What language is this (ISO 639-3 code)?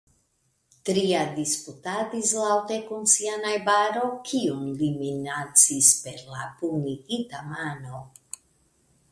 epo